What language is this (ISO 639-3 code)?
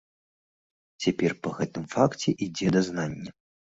bel